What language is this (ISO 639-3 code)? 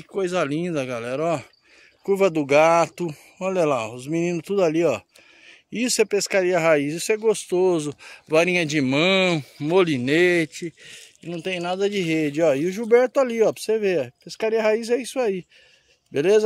por